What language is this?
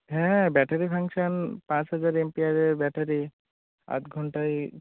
Bangla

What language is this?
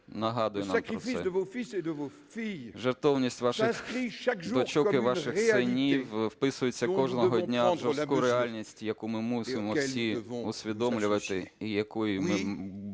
Ukrainian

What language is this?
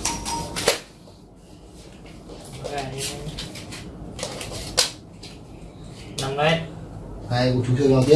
Vietnamese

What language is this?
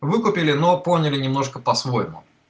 Russian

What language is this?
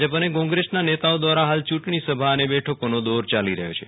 Gujarati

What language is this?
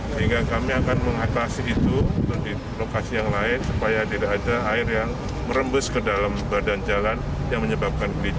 Indonesian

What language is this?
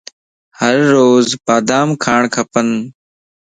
Lasi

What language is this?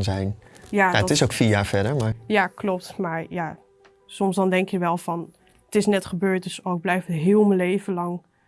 Dutch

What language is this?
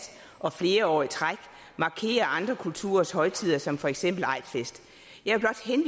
Danish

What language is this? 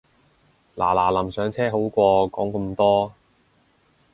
Cantonese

